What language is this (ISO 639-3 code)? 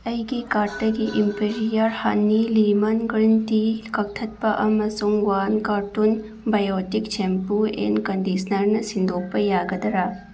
mni